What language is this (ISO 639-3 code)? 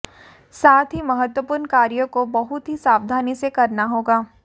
hin